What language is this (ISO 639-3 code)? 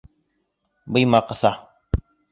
bak